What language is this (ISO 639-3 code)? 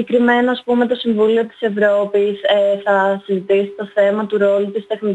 ell